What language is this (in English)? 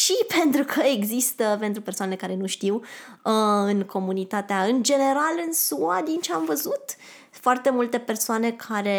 Romanian